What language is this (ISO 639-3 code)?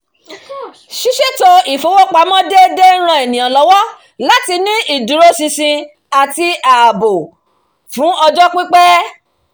yor